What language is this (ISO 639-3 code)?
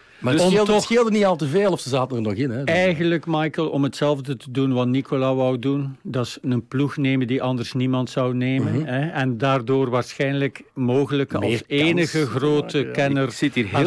nld